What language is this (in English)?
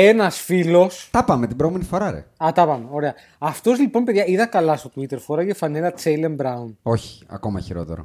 Greek